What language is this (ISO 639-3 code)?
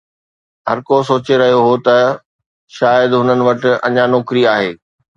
snd